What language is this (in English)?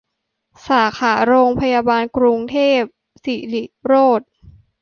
Thai